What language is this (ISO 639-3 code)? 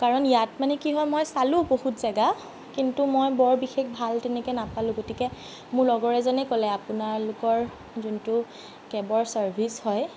asm